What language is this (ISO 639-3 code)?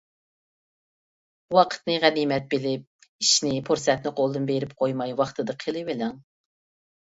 uig